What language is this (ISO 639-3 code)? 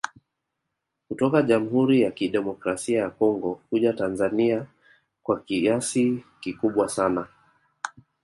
swa